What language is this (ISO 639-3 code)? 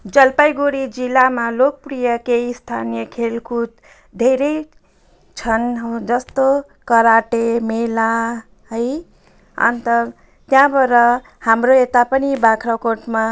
nep